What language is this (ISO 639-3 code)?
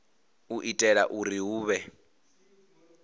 ven